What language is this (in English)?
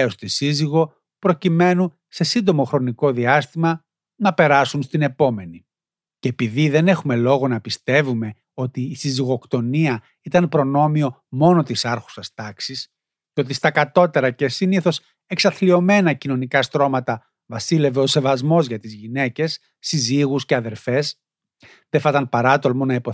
Greek